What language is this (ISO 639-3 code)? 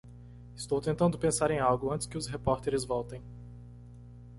por